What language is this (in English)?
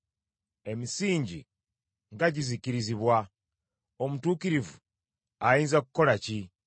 Ganda